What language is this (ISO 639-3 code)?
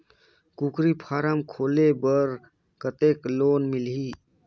hne